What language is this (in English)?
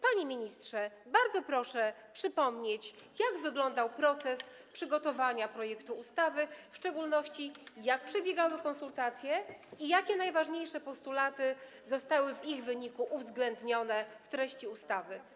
Polish